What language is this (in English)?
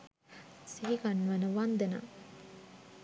Sinhala